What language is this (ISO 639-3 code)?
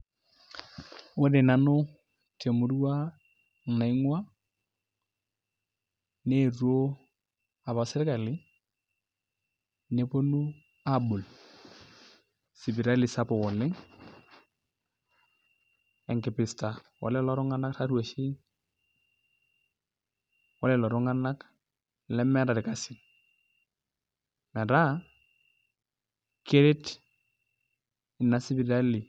mas